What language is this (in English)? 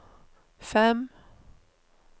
Norwegian